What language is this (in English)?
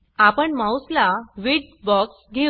Marathi